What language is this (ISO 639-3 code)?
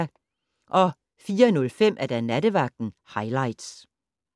dan